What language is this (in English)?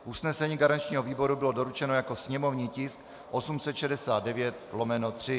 Czech